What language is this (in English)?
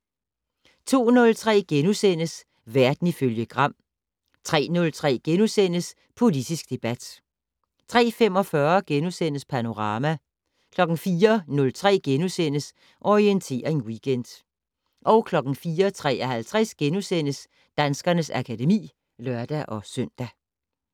Danish